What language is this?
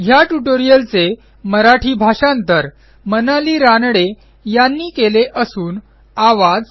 Marathi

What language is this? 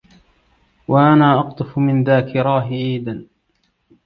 Arabic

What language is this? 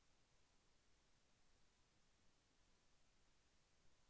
Telugu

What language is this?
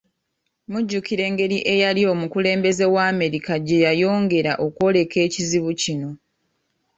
Ganda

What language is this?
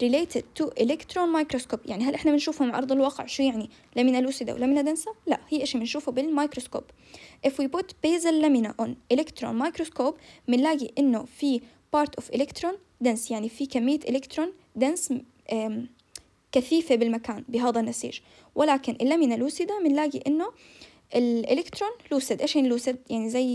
Arabic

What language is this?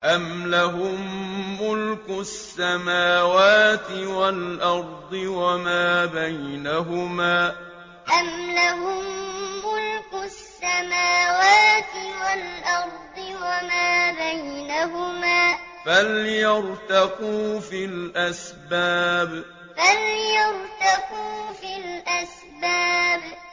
Arabic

